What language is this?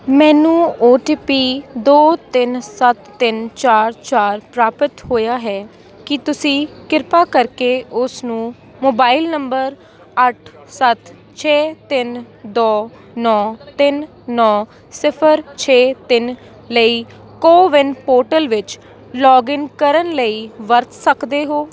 Punjabi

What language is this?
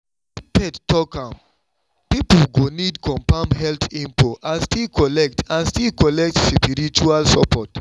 Nigerian Pidgin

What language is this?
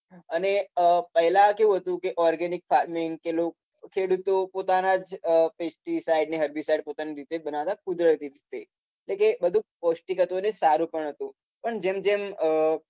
Gujarati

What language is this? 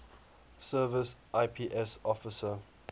English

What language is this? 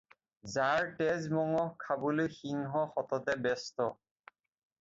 Assamese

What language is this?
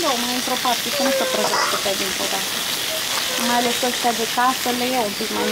Romanian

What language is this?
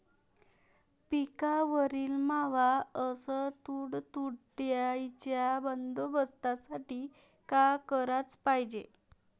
Marathi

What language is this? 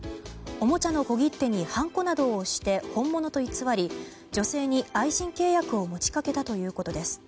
Japanese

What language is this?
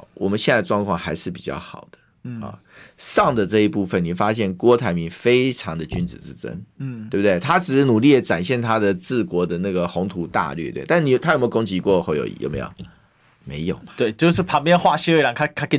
Chinese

